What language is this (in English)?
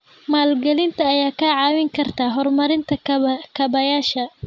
Somali